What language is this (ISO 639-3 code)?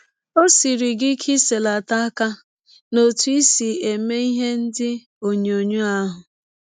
ibo